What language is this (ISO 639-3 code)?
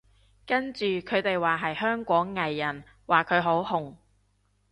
yue